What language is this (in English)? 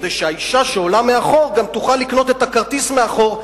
Hebrew